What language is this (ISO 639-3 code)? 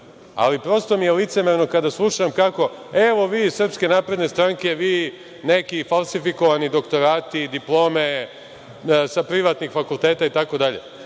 srp